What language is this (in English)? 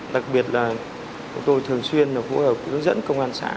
Vietnamese